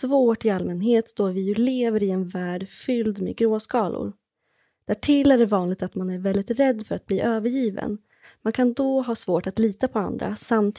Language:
Swedish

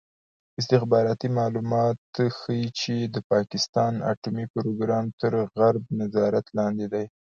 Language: Pashto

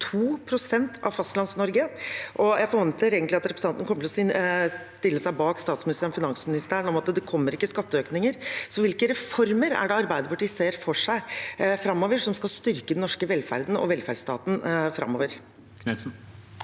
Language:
Norwegian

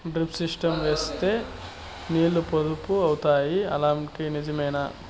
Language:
Telugu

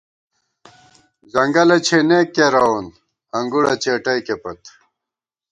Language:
Gawar-Bati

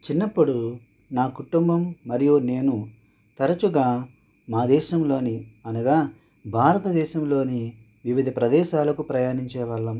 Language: Telugu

